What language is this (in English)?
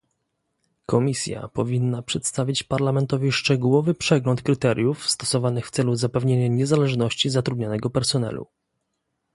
Polish